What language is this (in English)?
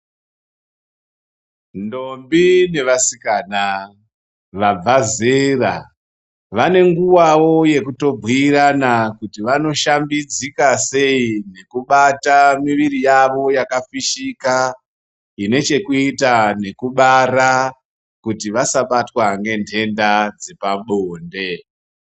Ndau